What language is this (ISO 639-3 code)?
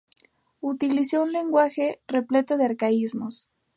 spa